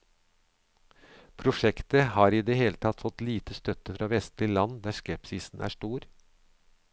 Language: Norwegian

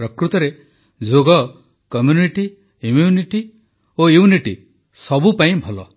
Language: Odia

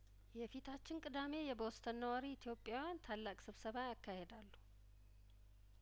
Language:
Amharic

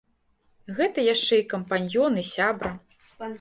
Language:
Belarusian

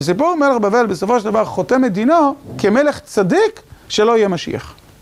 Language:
Hebrew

